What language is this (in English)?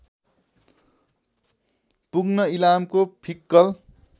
Nepali